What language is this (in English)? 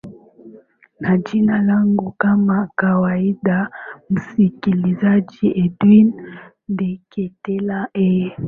Swahili